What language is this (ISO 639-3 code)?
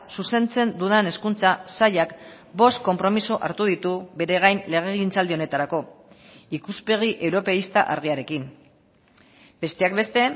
eus